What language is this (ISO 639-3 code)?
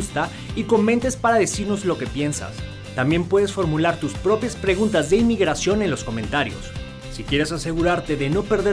spa